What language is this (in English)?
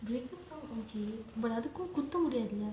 English